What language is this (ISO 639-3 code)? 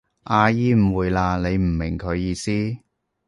yue